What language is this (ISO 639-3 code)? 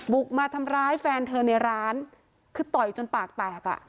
tha